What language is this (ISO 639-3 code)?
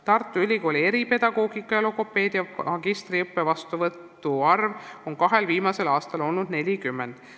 est